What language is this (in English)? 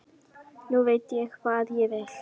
Icelandic